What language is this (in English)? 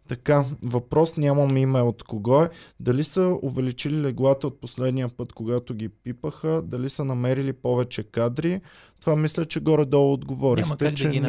Bulgarian